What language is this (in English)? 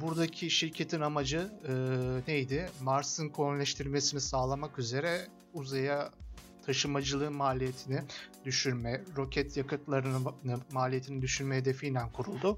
Turkish